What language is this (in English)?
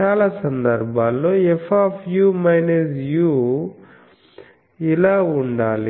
Telugu